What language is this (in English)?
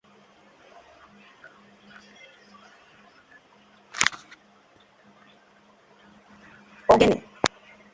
Igbo